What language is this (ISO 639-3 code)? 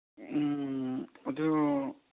mni